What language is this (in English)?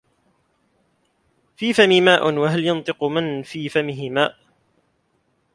Arabic